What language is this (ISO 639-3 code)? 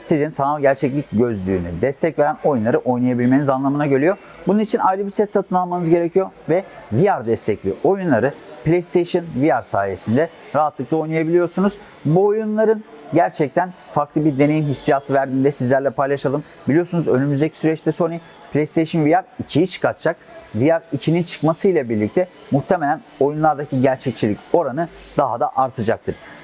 tur